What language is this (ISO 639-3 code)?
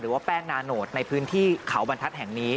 tha